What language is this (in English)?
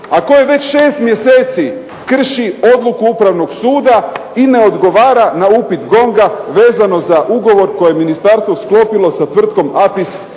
Croatian